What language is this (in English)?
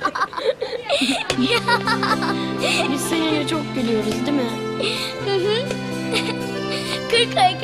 Turkish